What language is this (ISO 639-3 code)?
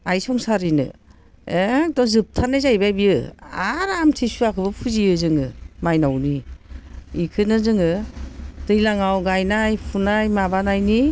brx